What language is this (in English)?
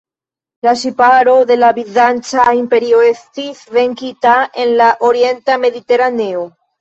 Esperanto